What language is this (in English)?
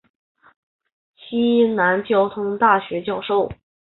Chinese